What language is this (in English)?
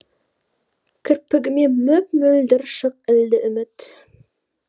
Kazakh